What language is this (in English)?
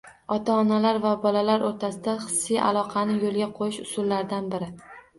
Uzbek